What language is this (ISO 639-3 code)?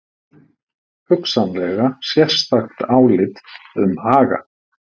isl